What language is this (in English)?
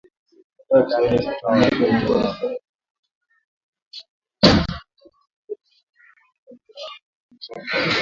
Swahili